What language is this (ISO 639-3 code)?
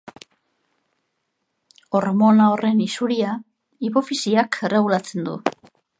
eus